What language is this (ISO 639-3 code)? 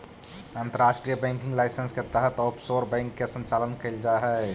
mag